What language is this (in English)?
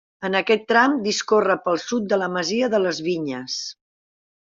Catalan